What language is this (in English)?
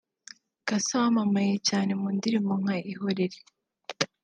Kinyarwanda